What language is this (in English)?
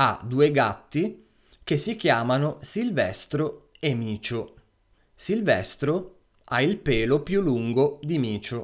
Italian